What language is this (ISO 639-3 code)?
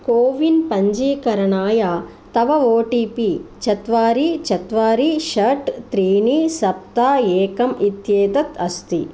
san